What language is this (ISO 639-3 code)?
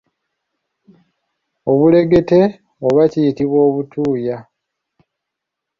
lug